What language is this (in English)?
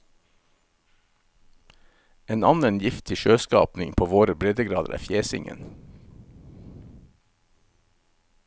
Norwegian